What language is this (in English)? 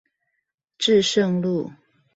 Chinese